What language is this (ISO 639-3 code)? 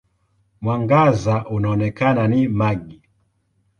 swa